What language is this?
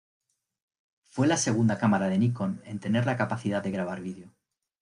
Spanish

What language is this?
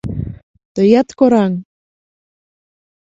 Mari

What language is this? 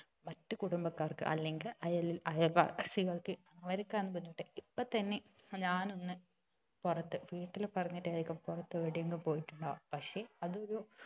Malayalam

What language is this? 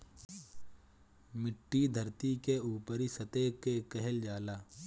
Bhojpuri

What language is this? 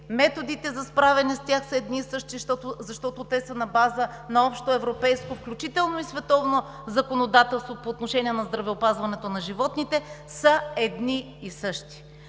Bulgarian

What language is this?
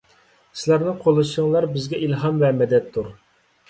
Uyghur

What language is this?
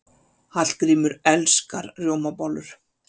Icelandic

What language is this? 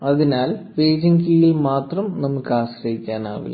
Malayalam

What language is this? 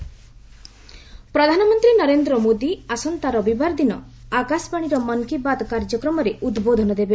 Odia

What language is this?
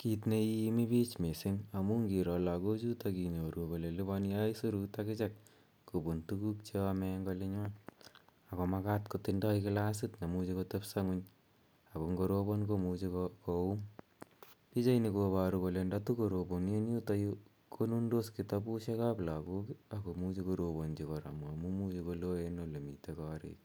Kalenjin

